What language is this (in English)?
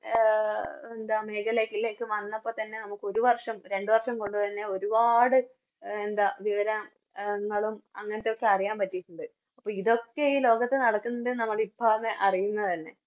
Malayalam